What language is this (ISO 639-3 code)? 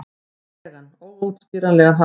isl